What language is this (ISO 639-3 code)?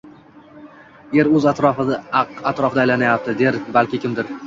uzb